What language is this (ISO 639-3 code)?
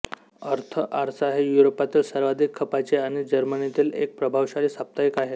mar